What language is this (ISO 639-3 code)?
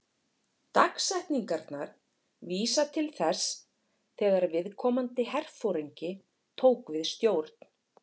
isl